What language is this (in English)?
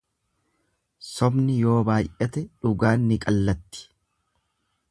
Oromo